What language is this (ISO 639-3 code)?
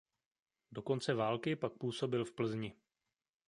ces